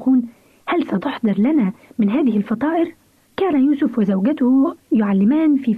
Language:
Arabic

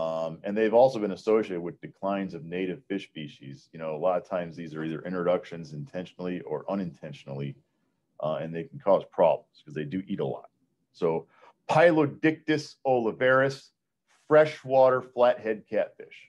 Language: English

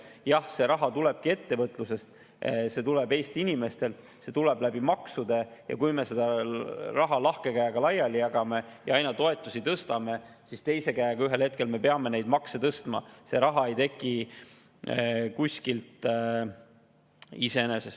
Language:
Estonian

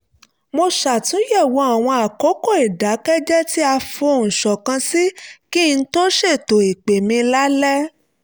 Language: Yoruba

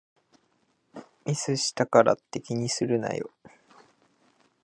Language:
Japanese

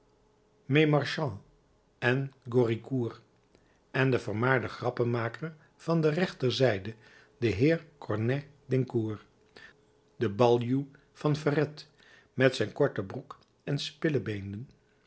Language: Dutch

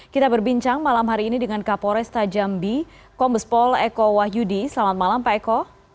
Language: Indonesian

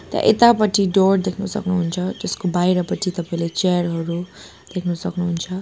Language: Nepali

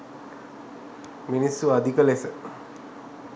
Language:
Sinhala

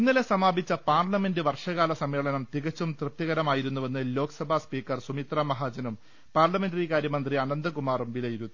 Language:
Malayalam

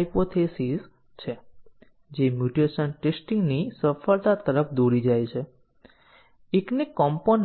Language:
Gujarati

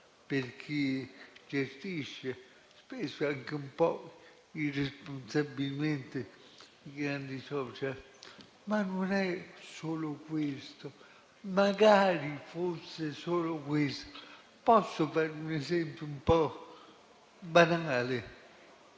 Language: Italian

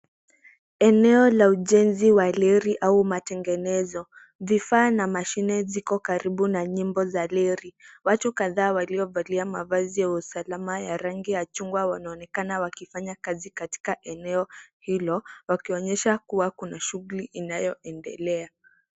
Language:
Swahili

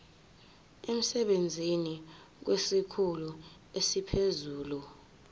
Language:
Zulu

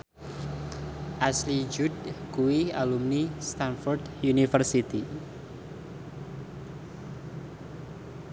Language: Javanese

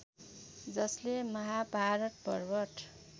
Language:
Nepali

